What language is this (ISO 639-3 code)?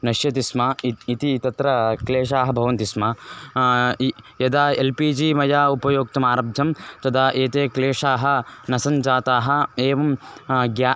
san